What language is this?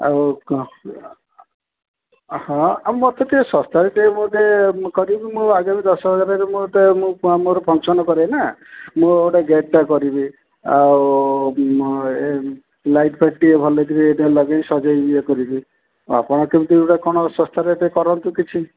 Odia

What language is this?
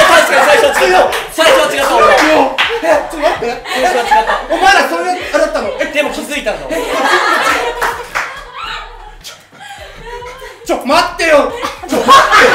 Japanese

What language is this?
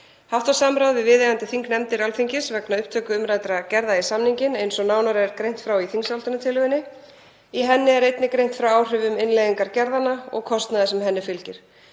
Icelandic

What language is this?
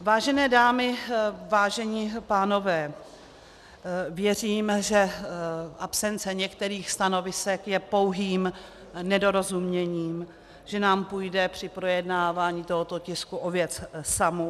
Czech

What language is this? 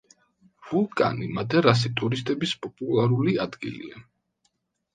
Georgian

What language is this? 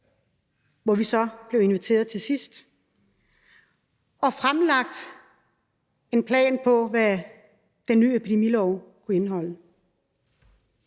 Danish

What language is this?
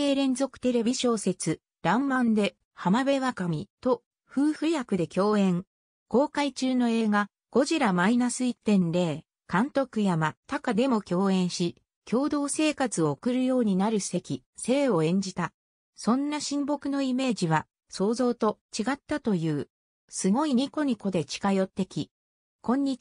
Japanese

